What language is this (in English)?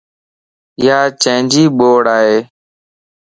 Lasi